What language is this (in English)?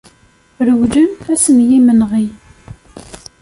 Kabyle